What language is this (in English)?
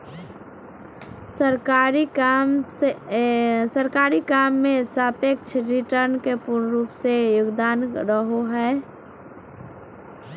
Magahi